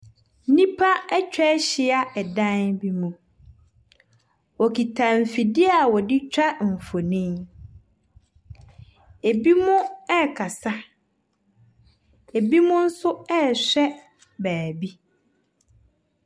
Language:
Akan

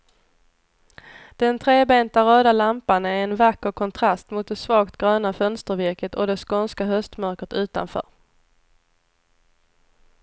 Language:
Swedish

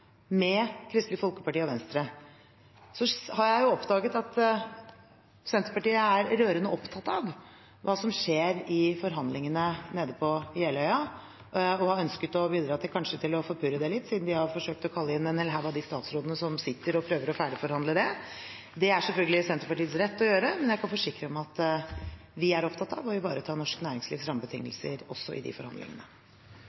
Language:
Norwegian Bokmål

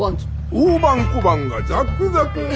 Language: Japanese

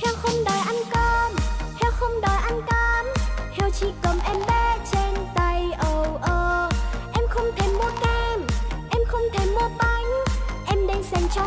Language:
Vietnamese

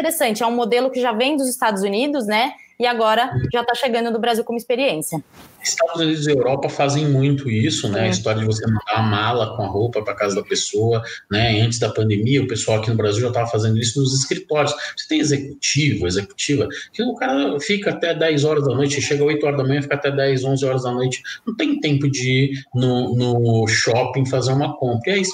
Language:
Portuguese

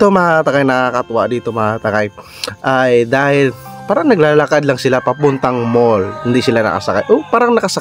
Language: Filipino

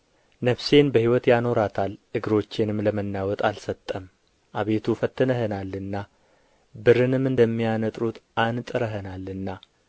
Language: Amharic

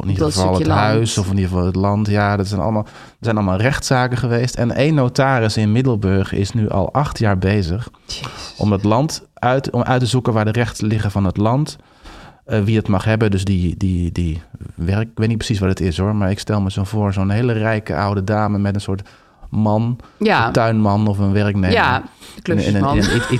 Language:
Dutch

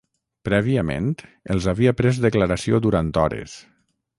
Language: Catalan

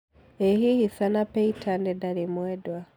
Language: Kikuyu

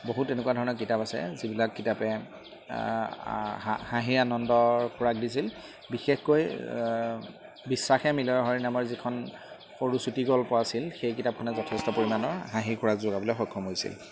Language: Assamese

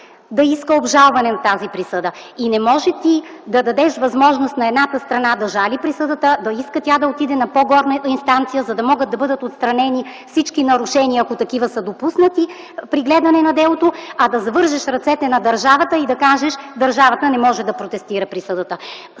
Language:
Bulgarian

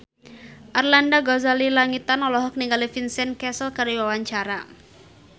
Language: Sundanese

